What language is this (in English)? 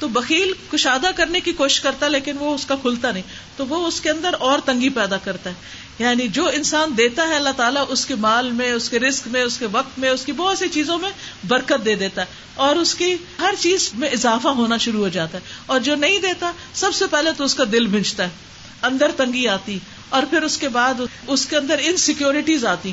Urdu